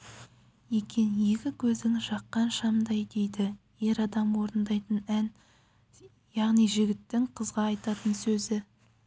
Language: Kazakh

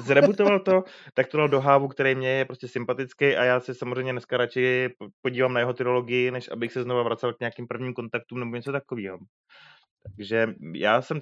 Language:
Czech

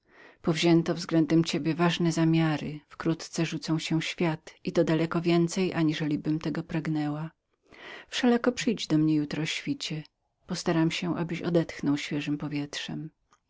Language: Polish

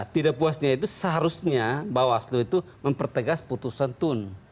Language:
Indonesian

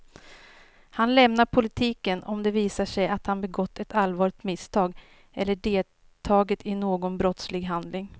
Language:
Swedish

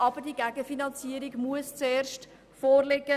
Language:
Swiss German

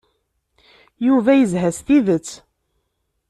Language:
Kabyle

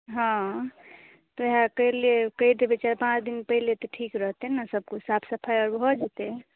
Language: Maithili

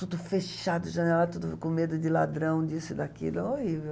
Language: Portuguese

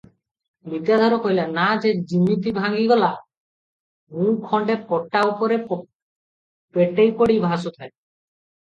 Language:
Odia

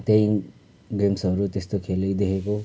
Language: Nepali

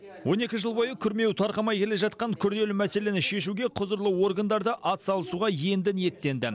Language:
Kazakh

